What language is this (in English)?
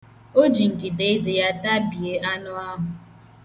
Igbo